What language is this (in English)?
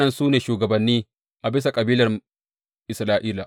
Hausa